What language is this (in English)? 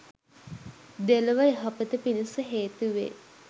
Sinhala